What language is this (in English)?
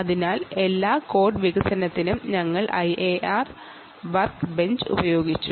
Malayalam